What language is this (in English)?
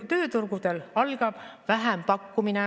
Estonian